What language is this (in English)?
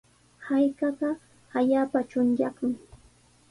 Sihuas Ancash Quechua